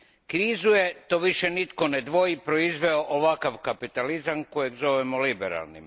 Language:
Croatian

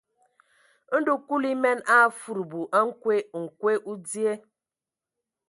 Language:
Ewondo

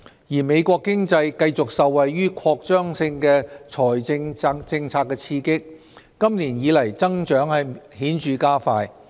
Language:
Cantonese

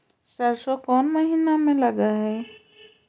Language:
Magahi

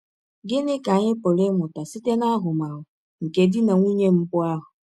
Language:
Igbo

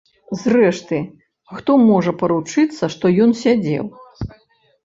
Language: Belarusian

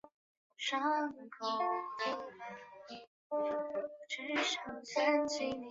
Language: Chinese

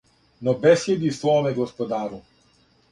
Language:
Serbian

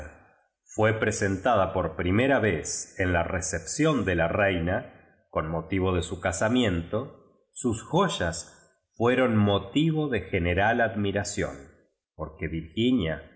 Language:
Spanish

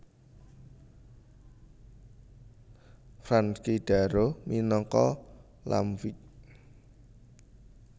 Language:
Javanese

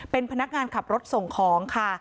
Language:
Thai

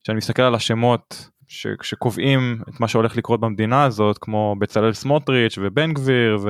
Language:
Hebrew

